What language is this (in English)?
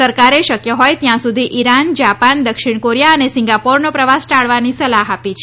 Gujarati